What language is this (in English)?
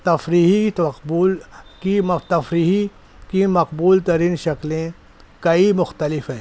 Urdu